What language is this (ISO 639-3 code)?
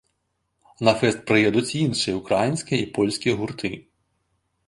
bel